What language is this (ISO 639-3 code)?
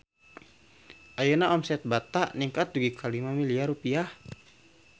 sun